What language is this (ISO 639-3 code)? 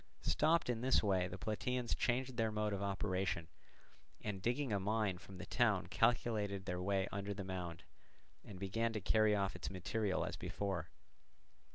eng